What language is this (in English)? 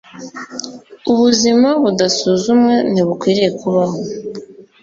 Kinyarwanda